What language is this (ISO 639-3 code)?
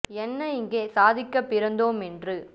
tam